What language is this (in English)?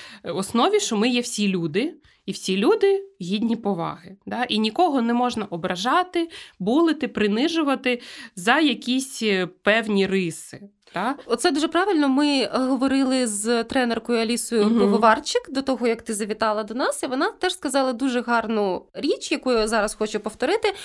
Ukrainian